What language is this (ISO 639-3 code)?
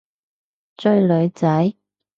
yue